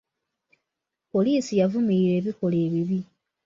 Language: Ganda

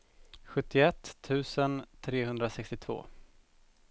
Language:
Swedish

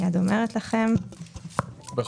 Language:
Hebrew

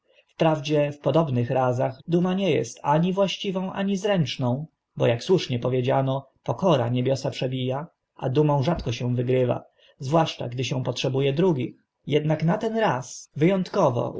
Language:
Polish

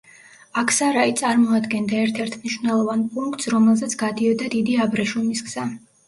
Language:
Georgian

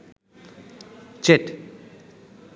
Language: Bangla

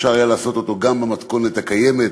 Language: Hebrew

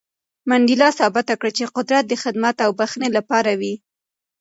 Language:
Pashto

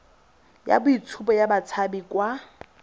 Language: Tswana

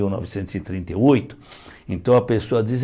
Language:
Portuguese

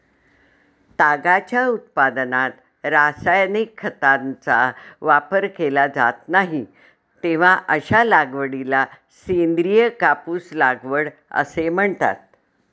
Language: Marathi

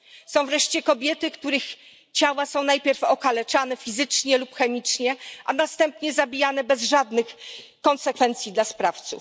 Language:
Polish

